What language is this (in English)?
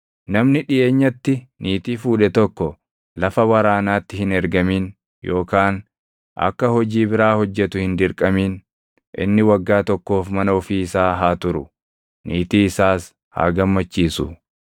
Oromo